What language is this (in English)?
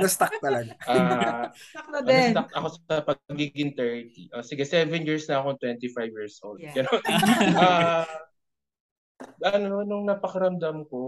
Filipino